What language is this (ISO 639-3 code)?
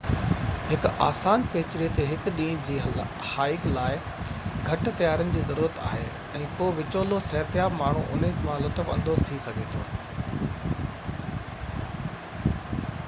snd